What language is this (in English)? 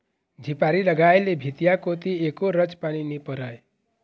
Chhattisgarhi